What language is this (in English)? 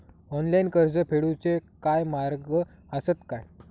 Marathi